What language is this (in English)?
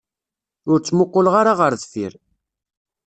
Kabyle